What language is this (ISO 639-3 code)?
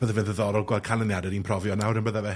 cym